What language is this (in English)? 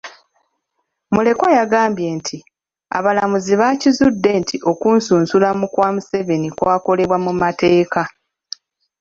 Ganda